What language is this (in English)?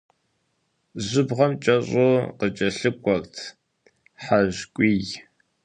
Kabardian